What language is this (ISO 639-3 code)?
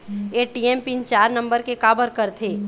hne